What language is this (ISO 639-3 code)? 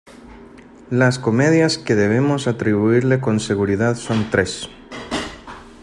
spa